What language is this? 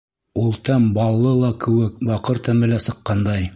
Bashkir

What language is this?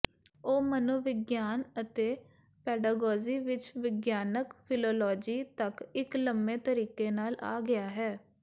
Punjabi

